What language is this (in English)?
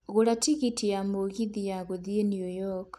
Kikuyu